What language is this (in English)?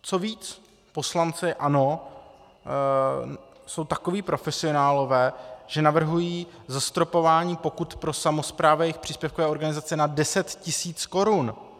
Czech